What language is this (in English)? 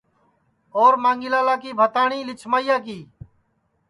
Sansi